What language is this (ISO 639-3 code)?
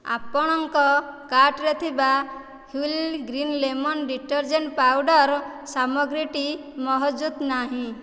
ori